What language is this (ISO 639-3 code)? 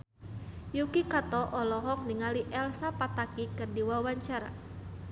sun